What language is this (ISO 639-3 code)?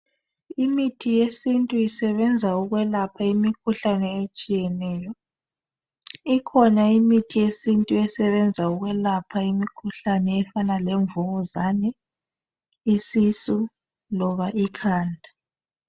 nde